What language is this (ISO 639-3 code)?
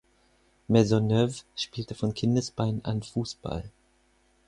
deu